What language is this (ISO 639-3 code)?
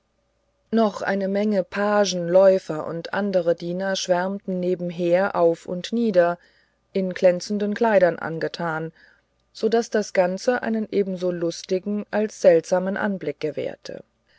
deu